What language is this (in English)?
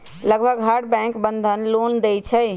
Magahi